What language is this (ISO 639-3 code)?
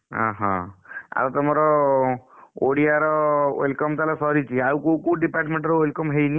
ori